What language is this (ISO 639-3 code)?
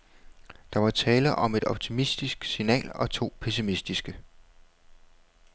dan